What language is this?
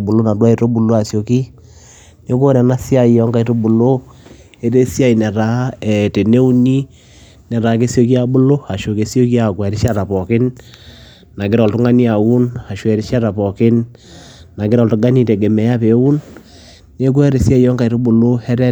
Masai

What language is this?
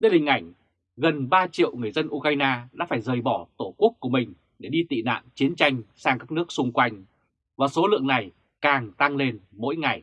Vietnamese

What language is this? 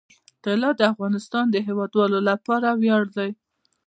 Pashto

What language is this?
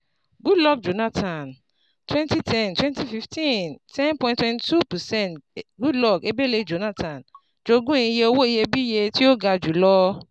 Yoruba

